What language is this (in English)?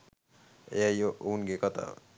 Sinhala